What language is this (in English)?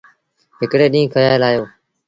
Sindhi Bhil